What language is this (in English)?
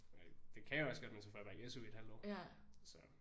Danish